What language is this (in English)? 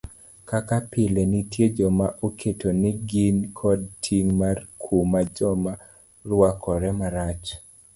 Luo (Kenya and Tanzania)